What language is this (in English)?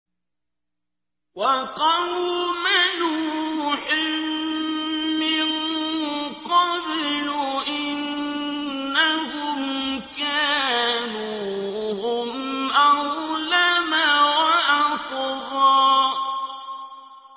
Arabic